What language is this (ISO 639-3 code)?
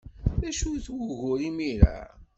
kab